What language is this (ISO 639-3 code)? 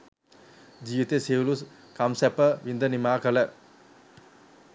sin